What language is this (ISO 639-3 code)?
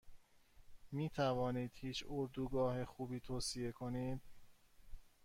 fas